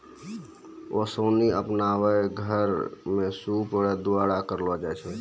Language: Maithili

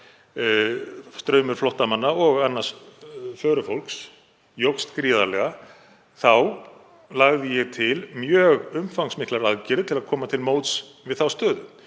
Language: Icelandic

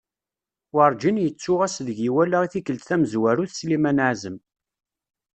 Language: Kabyle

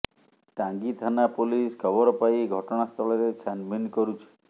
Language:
Odia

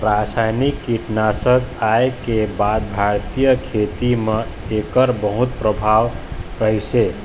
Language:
Chhattisgarhi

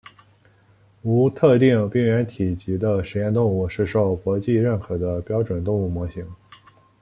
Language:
Chinese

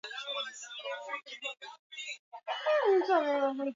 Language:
Swahili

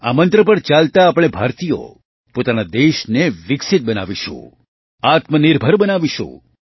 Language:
Gujarati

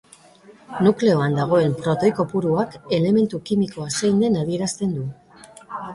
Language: Basque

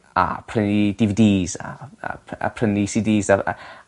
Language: Welsh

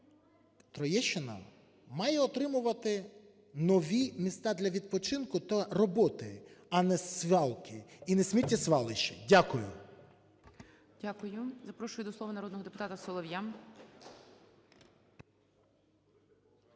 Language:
Ukrainian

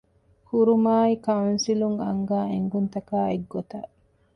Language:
Divehi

